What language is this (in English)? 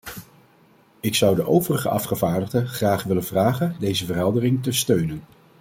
Dutch